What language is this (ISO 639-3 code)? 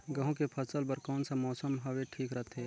hne